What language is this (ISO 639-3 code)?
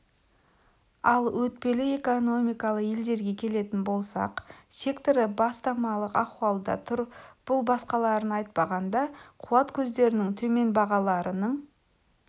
kaz